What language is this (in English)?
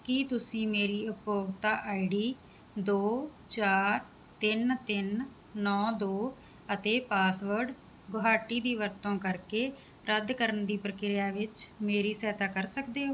Punjabi